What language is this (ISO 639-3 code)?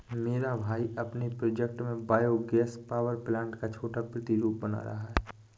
hin